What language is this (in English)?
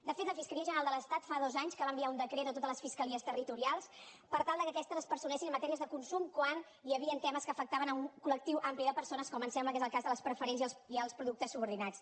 Catalan